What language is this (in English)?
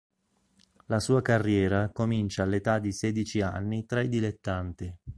Italian